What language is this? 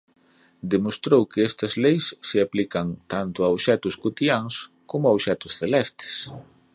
Galician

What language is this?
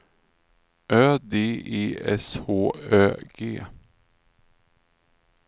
Swedish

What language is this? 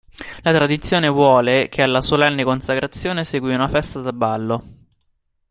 Italian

